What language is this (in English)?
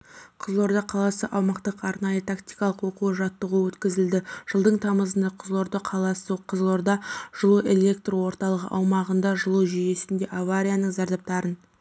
Kazakh